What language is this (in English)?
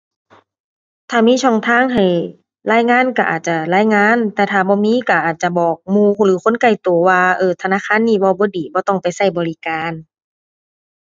Thai